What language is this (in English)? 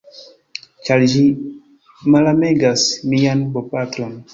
Esperanto